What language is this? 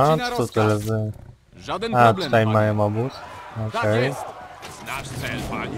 Polish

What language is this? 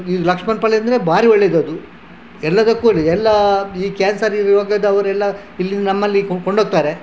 Kannada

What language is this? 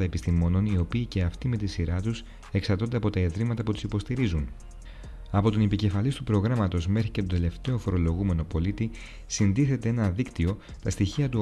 Greek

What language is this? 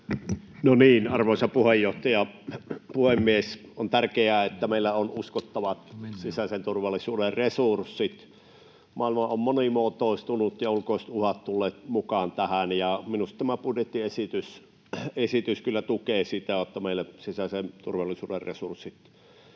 Finnish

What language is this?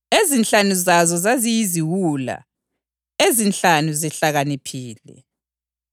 North Ndebele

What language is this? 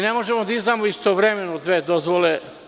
Serbian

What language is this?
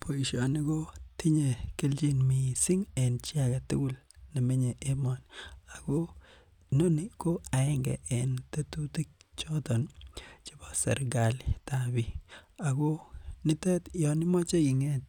Kalenjin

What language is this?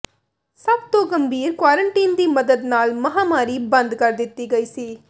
Punjabi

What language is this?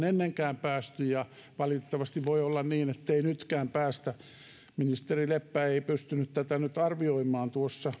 Finnish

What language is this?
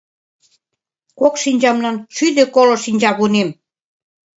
Mari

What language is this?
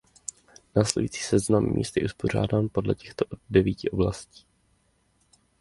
Czech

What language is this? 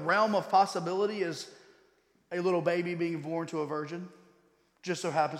English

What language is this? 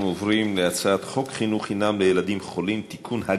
Hebrew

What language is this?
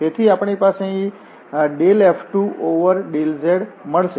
Gujarati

